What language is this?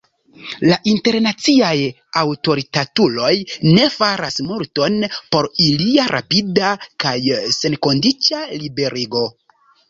Esperanto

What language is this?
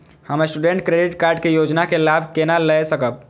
Maithili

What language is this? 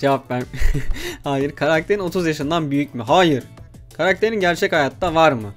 Turkish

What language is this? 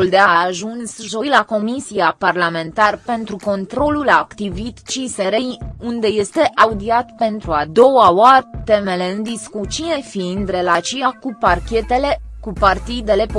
Romanian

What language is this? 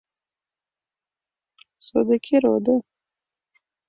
Mari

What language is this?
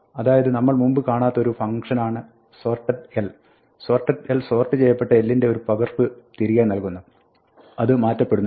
Malayalam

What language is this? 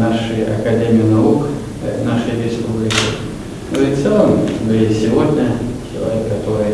Russian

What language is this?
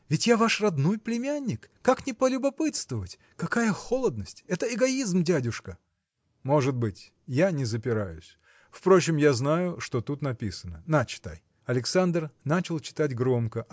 Russian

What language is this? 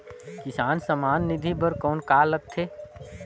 Chhattisgarhi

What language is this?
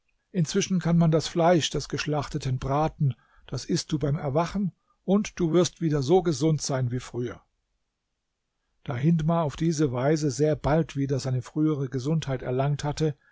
German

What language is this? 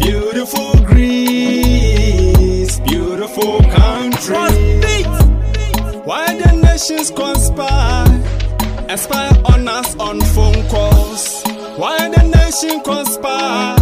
Greek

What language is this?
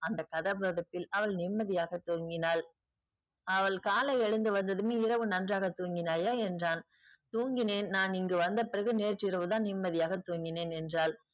Tamil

